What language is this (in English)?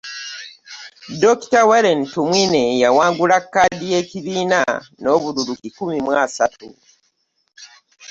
Ganda